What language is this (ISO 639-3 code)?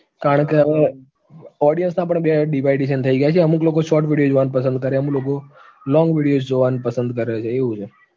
guj